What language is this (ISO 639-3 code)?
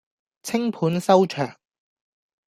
yue